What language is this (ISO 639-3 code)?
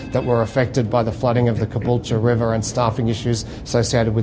ind